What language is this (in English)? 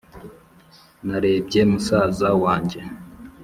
Kinyarwanda